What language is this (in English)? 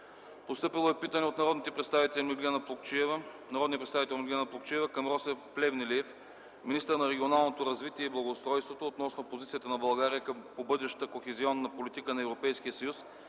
Bulgarian